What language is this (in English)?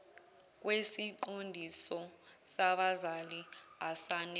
Zulu